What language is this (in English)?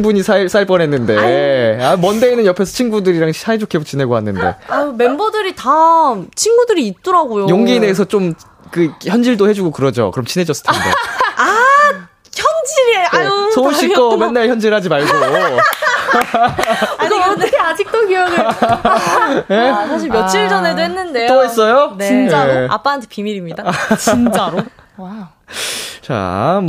Korean